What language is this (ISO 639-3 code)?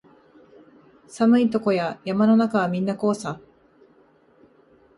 jpn